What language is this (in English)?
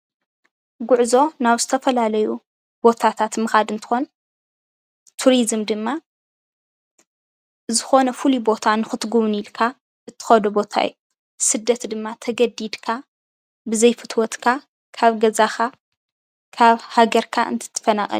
Tigrinya